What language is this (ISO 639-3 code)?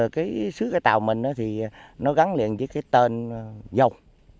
vie